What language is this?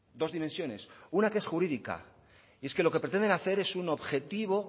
Spanish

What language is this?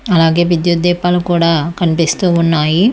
Telugu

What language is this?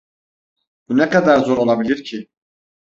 Turkish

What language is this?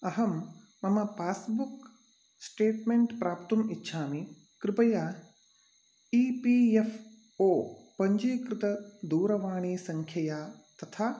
Sanskrit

